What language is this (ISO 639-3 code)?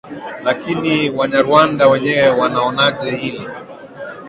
swa